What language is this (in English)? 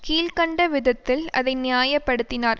Tamil